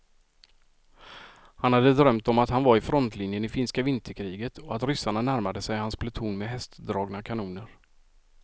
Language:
Swedish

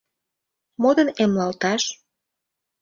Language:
Mari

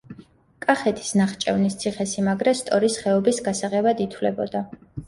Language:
Georgian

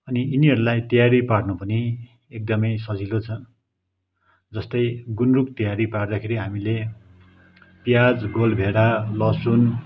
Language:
Nepali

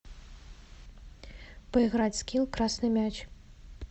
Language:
Russian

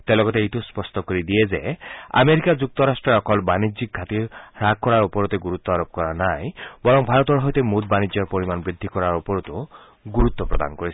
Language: Assamese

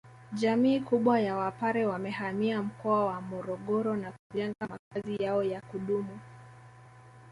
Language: Swahili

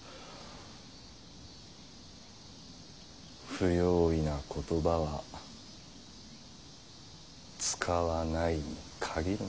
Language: Japanese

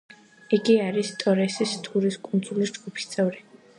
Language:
Georgian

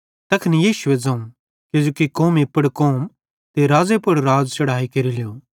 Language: Bhadrawahi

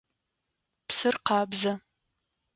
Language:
Adyghe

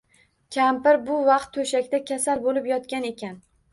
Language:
Uzbek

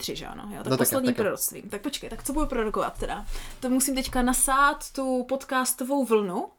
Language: Czech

